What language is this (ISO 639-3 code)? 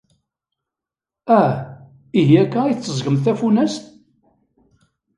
kab